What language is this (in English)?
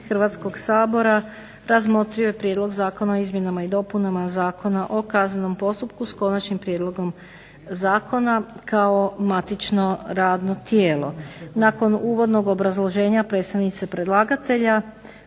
Croatian